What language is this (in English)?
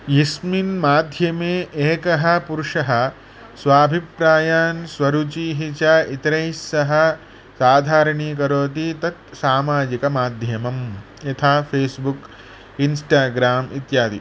Sanskrit